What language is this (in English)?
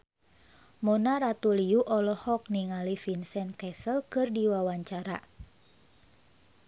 Sundanese